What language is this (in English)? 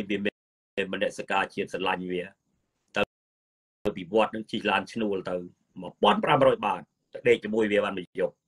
Thai